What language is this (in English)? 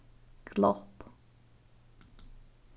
Faroese